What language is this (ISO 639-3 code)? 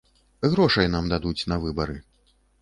bel